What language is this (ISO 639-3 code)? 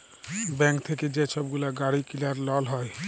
ben